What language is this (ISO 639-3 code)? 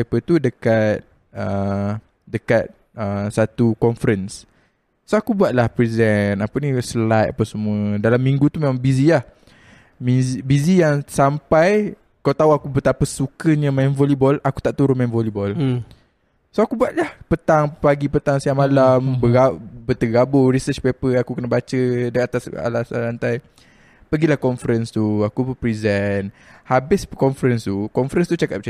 msa